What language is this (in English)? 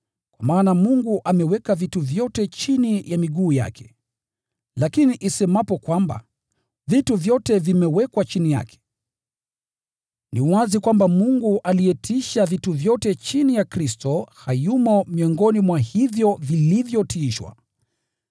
Swahili